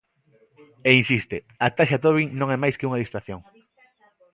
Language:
Galician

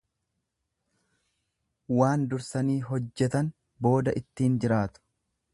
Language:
Oromo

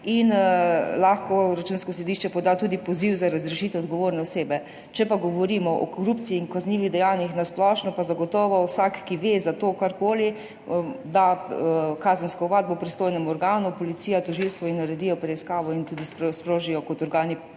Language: Slovenian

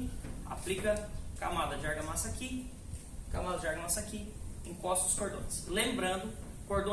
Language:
Portuguese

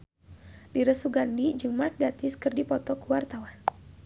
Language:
Sundanese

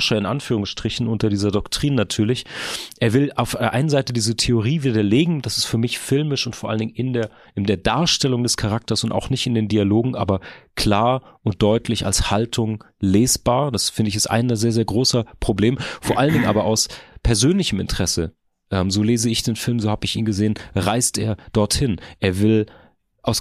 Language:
German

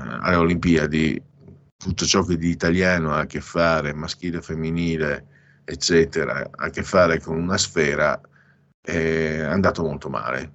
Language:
Italian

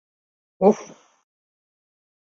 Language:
Mari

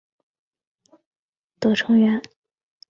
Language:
Chinese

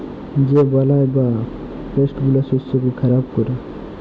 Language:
Bangla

